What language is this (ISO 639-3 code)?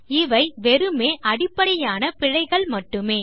tam